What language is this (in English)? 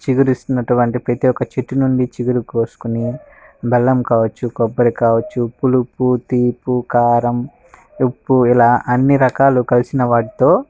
Telugu